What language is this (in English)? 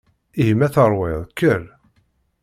Kabyle